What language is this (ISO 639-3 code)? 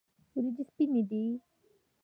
pus